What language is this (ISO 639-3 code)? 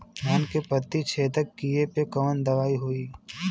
bho